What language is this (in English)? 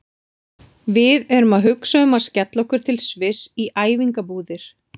Icelandic